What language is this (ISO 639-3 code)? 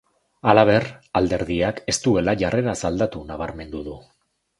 eus